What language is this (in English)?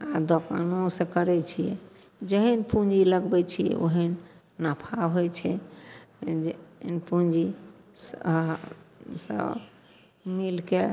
Maithili